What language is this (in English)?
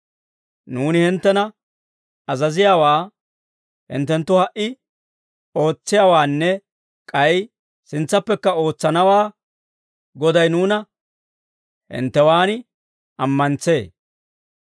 Dawro